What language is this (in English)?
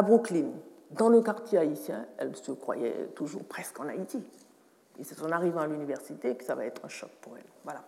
French